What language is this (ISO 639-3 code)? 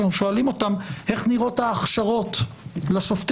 heb